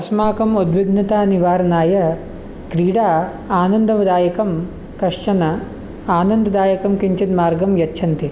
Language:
Sanskrit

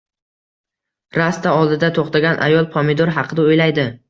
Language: Uzbek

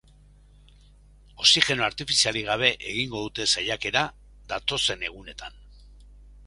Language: Basque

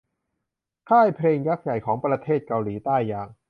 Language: Thai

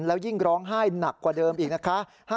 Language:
Thai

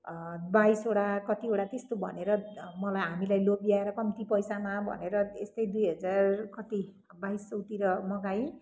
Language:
Nepali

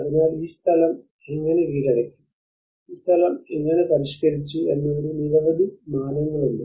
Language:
Malayalam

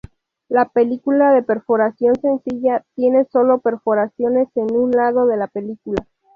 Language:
Spanish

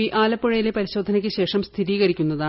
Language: Malayalam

